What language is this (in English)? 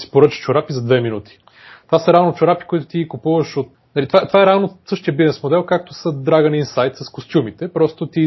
Bulgarian